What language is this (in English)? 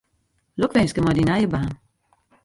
Western Frisian